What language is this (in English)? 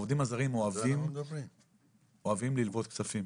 Hebrew